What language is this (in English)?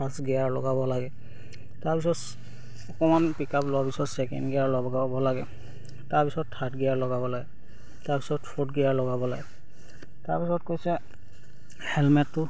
Assamese